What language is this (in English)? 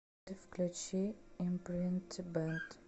Russian